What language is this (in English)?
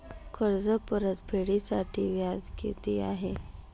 Marathi